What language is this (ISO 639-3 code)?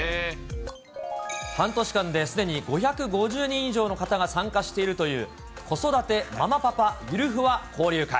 jpn